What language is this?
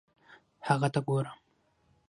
Pashto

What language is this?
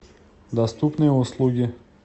Russian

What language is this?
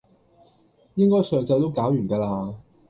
Cantonese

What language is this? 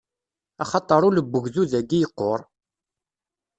Kabyle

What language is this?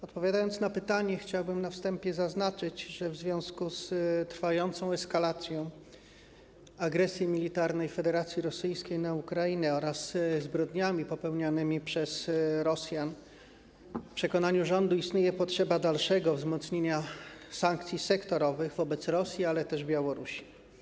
Polish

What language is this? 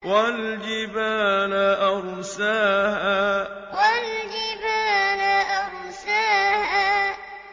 Arabic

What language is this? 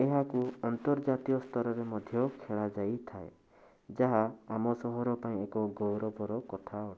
Odia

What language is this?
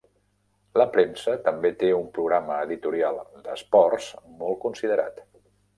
Catalan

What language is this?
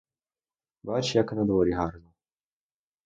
Ukrainian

